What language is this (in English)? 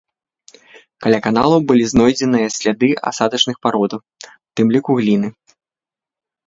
Belarusian